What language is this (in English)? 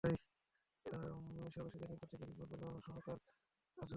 Bangla